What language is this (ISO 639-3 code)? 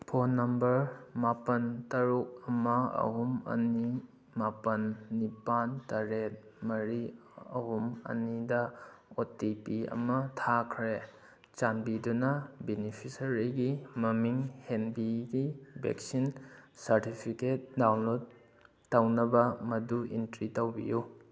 mni